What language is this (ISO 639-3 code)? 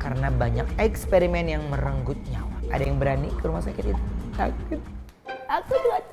ind